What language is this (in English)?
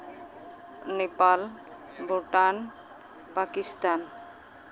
Santali